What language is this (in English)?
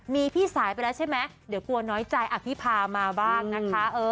Thai